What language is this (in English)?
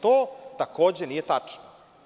Serbian